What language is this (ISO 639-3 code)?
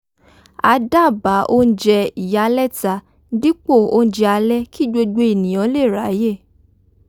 yor